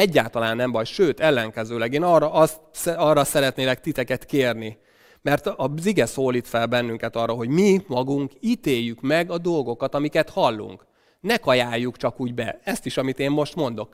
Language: Hungarian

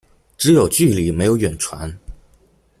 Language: Chinese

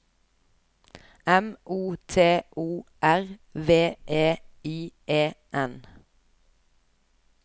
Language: Norwegian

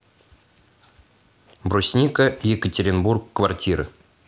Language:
Russian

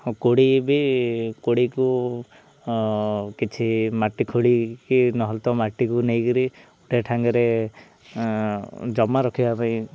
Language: Odia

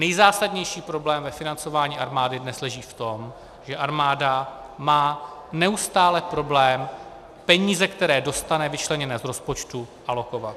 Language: Czech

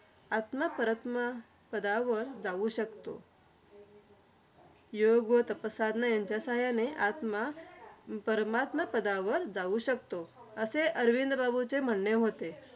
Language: Marathi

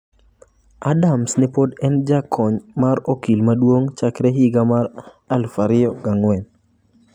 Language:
Luo (Kenya and Tanzania)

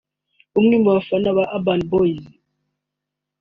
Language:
Kinyarwanda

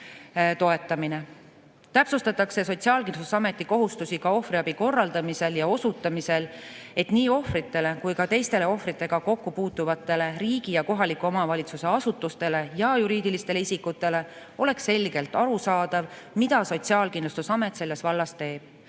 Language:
Estonian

